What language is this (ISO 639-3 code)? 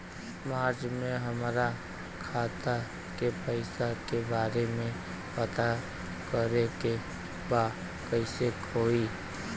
bho